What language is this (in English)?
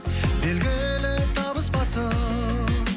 Kazakh